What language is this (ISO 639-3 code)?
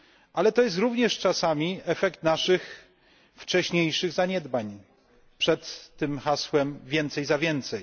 pol